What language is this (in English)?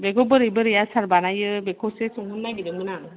Bodo